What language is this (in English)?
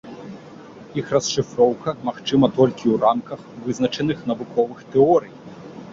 Belarusian